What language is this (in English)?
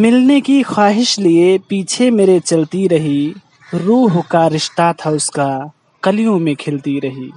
Hindi